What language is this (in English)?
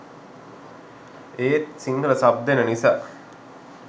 Sinhala